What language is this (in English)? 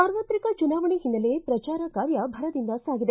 Kannada